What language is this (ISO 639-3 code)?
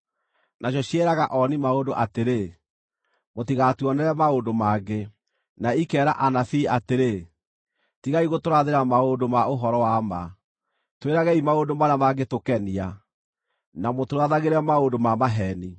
kik